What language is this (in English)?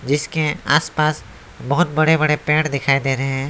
Hindi